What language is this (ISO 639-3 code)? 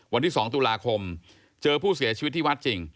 tha